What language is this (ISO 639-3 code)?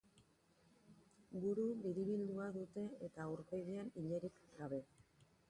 eus